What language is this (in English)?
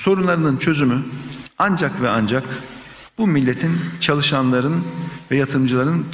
Turkish